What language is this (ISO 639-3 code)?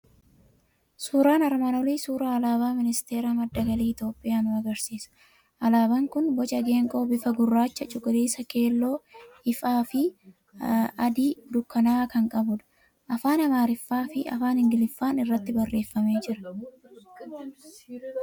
orm